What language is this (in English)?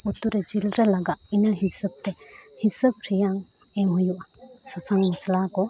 Santali